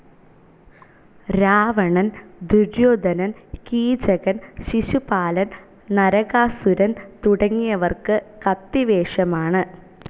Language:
Malayalam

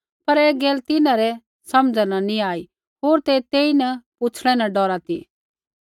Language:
Kullu Pahari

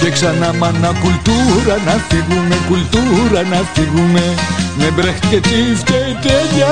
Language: Greek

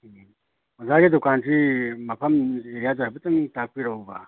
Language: Manipuri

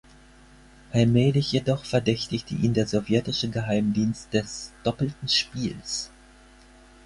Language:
German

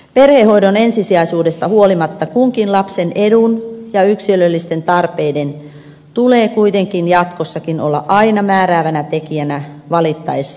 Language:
Finnish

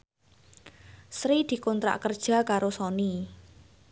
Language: Javanese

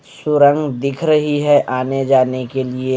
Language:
Hindi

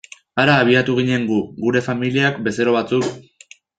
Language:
Basque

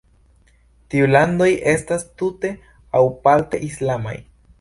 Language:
Esperanto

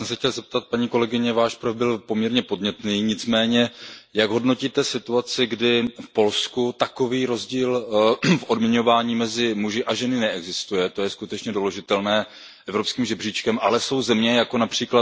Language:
Czech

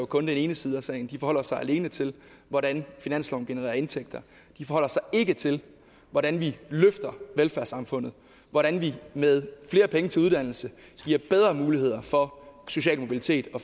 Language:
Danish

